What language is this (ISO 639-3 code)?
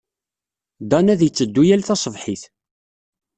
kab